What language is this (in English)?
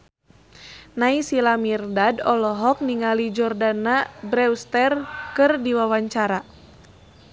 Sundanese